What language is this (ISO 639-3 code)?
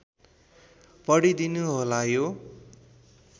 nep